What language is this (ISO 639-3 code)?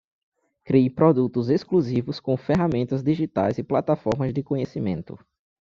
por